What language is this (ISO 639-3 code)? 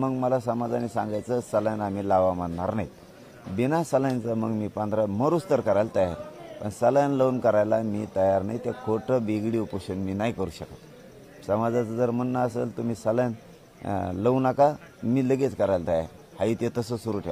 mar